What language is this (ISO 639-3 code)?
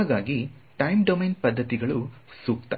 kan